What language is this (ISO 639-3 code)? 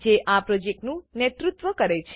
guj